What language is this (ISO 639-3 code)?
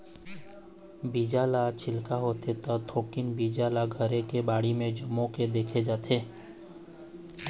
hne